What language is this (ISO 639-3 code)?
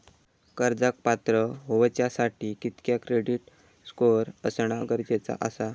mar